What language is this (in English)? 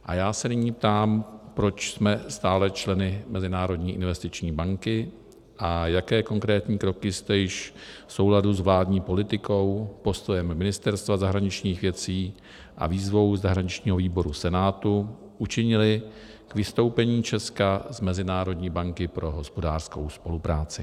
Czech